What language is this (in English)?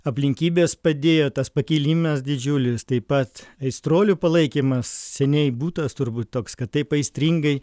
Lithuanian